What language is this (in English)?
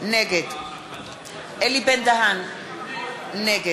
Hebrew